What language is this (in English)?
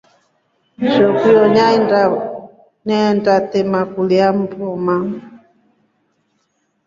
Rombo